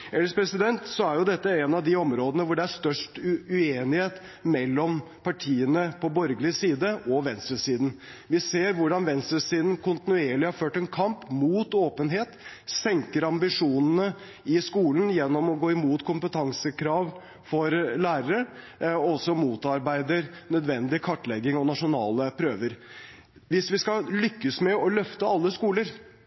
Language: Norwegian Bokmål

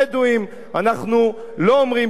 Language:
Hebrew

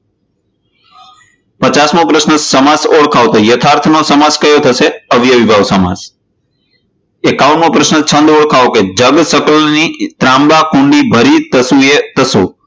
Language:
Gujarati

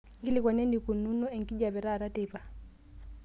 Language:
Masai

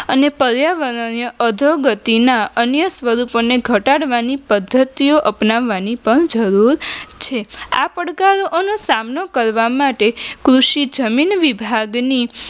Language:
Gujarati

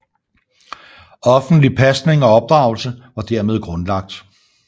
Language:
Danish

